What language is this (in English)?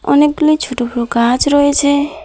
Bangla